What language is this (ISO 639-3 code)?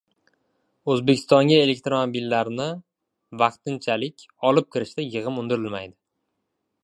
uzb